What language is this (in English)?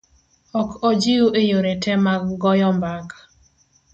Luo (Kenya and Tanzania)